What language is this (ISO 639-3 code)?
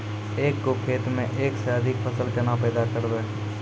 mai